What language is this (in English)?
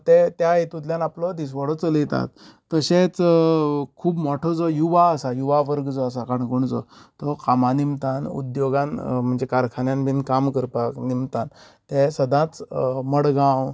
Konkani